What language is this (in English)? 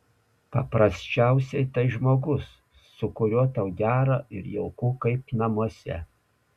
Lithuanian